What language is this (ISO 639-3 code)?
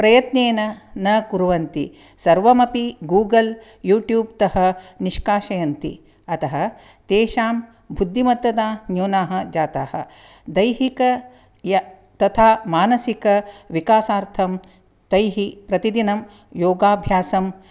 san